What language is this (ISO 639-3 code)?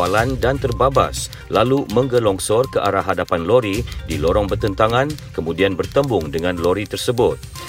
msa